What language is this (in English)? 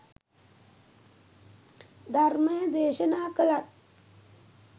Sinhala